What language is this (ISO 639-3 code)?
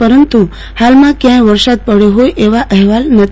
guj